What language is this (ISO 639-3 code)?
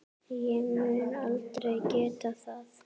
isl